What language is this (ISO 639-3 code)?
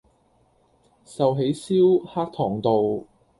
yue